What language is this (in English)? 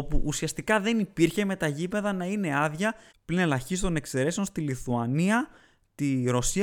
Greek